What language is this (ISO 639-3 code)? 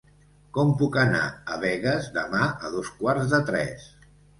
cat